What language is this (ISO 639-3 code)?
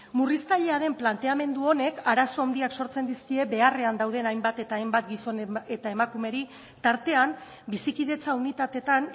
eus